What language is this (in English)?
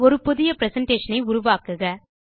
Tamil